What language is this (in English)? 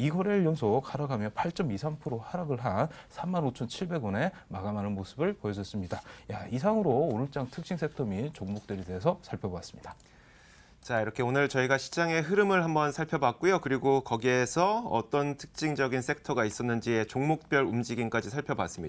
Korean